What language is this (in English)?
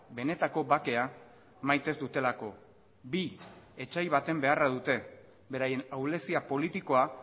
Basque